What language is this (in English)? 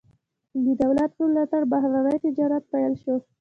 Pashto